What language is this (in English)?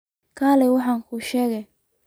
Somali